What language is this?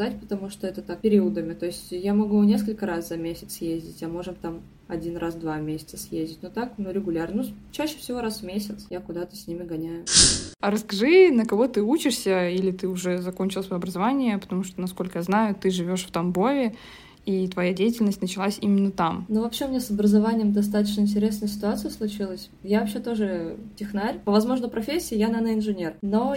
Russian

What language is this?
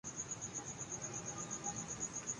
Urdu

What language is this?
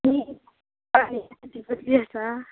Konkani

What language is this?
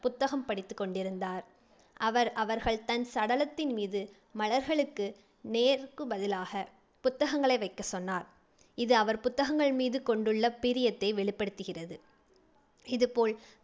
Tamil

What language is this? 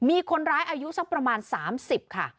Thai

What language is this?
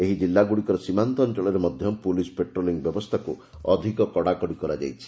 Odia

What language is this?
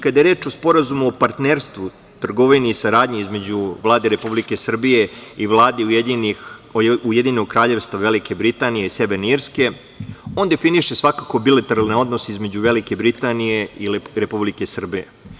Serbian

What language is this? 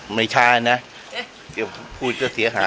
Thai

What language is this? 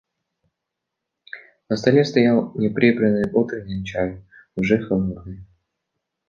Russian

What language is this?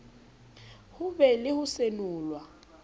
Southern Sotho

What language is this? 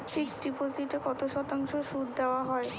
Bangla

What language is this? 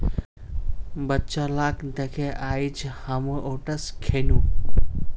Magahi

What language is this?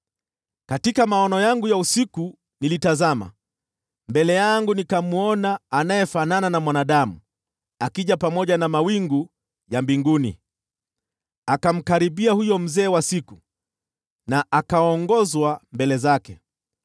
Swahili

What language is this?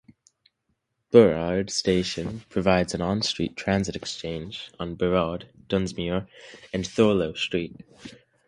English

